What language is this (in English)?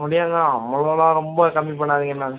Tamil